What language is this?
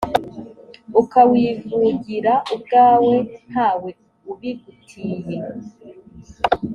Kinyarwanda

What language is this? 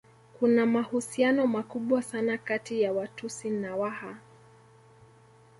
Swahili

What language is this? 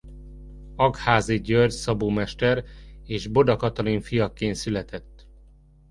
Hungarian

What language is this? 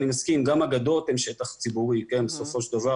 Hebrew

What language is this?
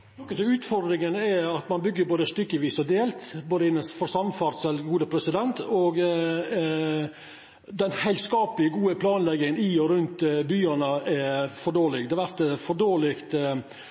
Norwegian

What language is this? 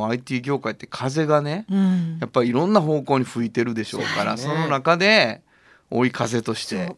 Japanese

